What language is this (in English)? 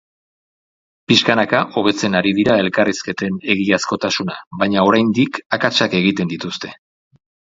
Basque